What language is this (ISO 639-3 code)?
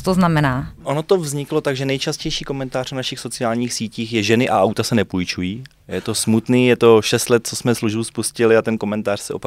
ces